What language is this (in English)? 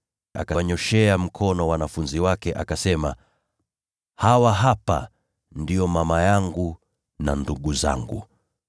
Swahili